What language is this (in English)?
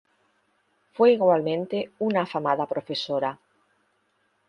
Spanish